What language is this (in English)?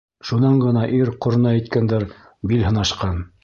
Bashkir